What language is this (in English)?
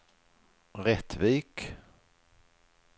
Swedish